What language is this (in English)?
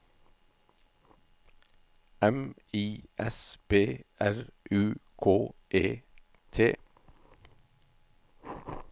Norwegian